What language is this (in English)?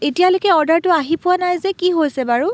Assamese